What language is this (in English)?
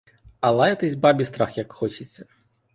Ukrainian